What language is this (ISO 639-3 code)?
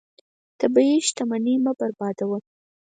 pus